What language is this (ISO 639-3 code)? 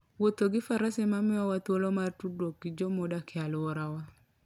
luo